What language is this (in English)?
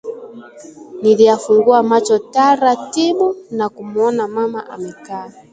Swahili